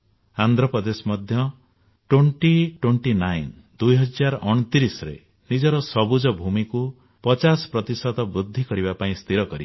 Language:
Odia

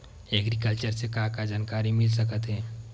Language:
Chhattisgarhi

